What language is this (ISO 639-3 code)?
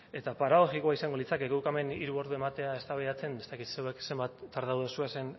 eus